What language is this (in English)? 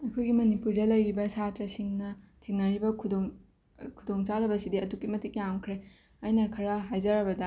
Manipuri